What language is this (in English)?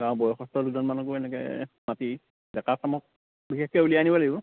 Assamese